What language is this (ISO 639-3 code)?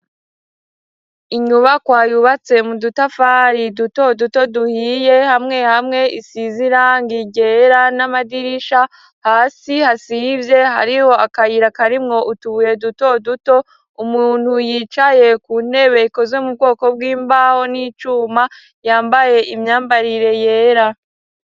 run